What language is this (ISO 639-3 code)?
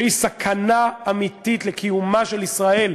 heb